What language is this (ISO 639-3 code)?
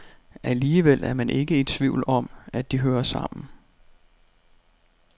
dan